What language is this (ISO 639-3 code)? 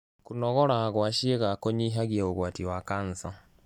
kik